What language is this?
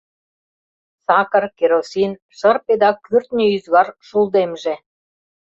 Mari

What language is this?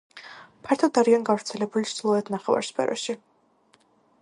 Georgian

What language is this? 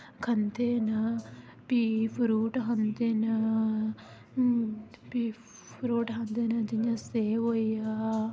Dogri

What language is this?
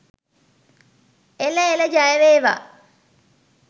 Sinhala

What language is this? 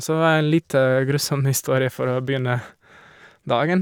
Norwegian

